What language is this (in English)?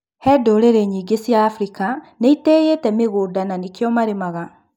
Kikuyu